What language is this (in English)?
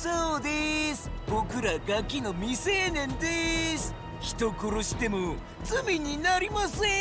Japanese